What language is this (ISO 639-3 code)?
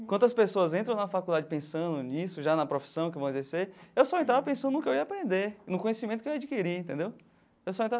por